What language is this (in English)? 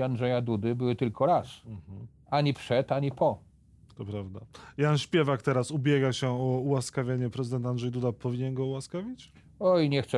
Polish